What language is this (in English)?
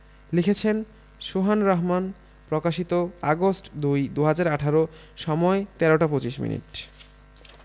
Bangla